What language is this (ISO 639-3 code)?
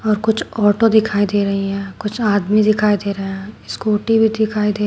hin